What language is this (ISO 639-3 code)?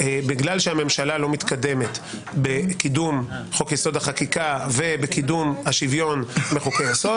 heb